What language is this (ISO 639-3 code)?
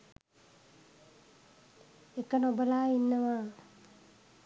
sin